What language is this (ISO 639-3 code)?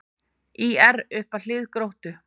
isl